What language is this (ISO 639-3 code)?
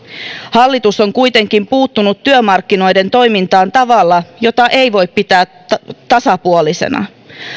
fin